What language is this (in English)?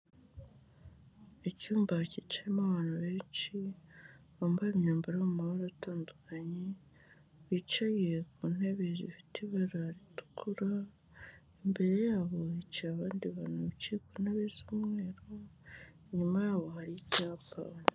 Kinyarwanda